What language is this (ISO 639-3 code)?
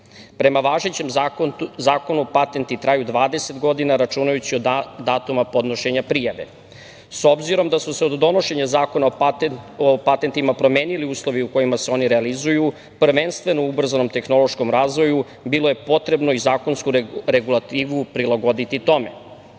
srp